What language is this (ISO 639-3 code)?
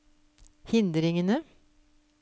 nor